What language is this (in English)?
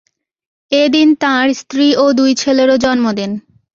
Bangla